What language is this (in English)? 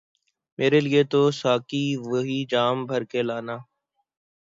Urdu